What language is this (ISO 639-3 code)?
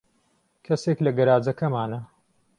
ckb